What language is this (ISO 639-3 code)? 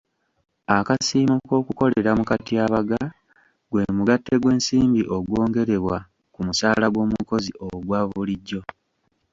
lug